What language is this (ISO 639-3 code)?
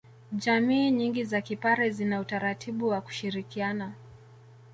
swa